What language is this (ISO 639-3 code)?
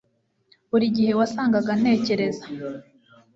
kin